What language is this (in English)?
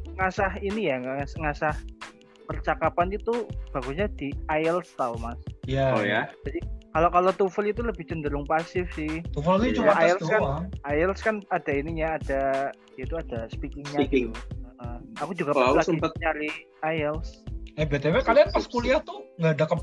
Indonesian